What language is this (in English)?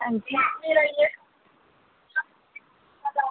Dogri